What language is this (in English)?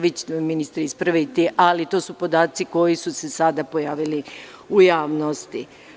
Serbian